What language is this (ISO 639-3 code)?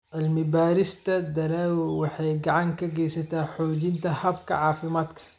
som